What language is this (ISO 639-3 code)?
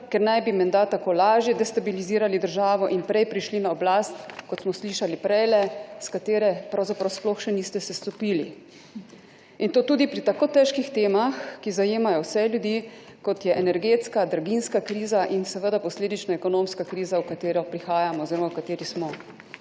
slv